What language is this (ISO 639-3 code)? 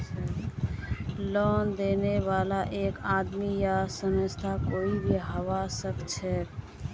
mag